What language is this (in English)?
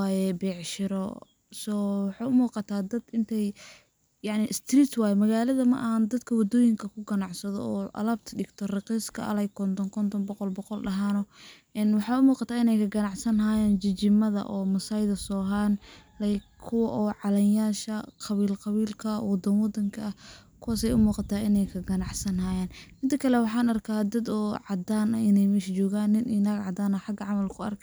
Somali